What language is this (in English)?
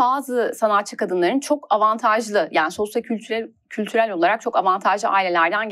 Turkish